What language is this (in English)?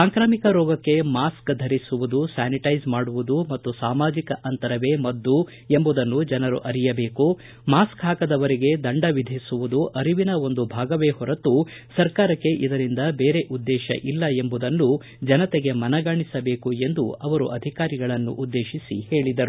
Kannada